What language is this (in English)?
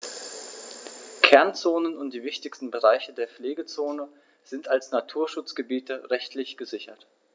German